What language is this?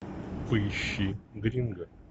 Russian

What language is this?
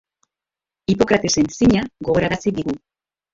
Basque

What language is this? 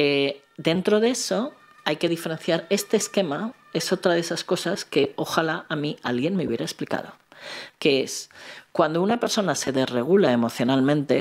Spanish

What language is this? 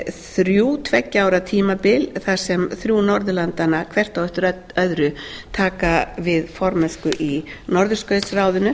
Icelandic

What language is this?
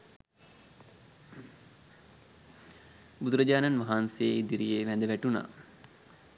Sinhala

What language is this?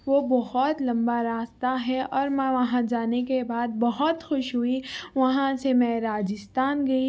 Urdu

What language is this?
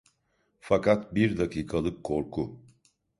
Turkish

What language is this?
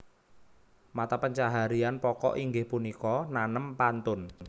Javanese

